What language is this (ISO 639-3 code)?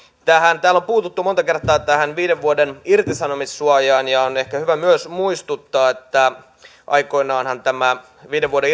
fin